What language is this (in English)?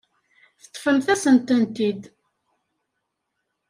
Kabyle